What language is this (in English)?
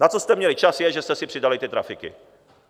Czech